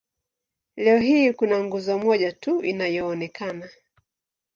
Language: Swahili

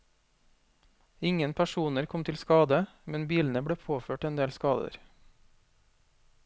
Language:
Norwegian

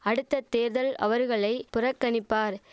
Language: Tamil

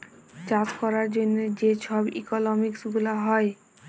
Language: Bangla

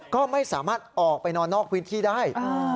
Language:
Thai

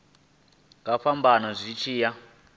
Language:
Venda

